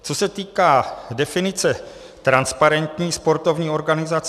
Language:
Czech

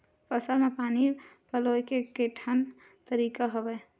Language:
Chhattisgarhi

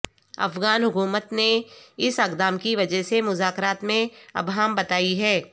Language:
Urdu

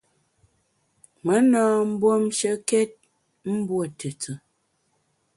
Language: Bamun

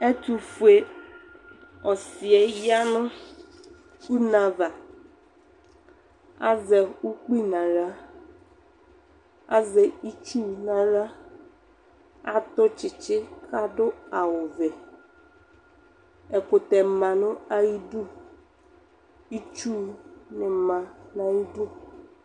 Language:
Ikposo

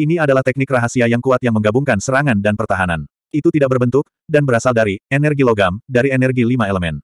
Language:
Indonesian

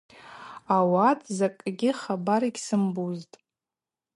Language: Abaza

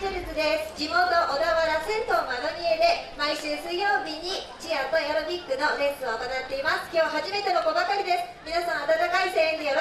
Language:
Japanese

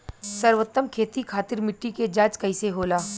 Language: Bhojpuri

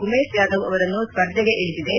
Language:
Kannada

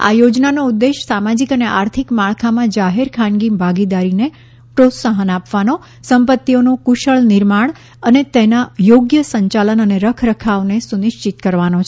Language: Gujarati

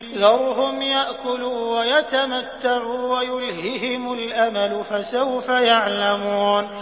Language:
Arabic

